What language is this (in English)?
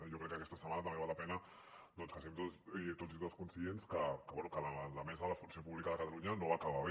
Catalan